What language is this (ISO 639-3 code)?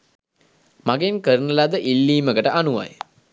sin